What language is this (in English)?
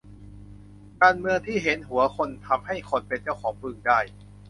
Thai